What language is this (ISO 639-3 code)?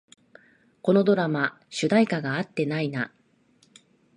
jpn